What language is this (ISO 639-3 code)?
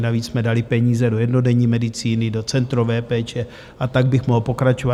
ces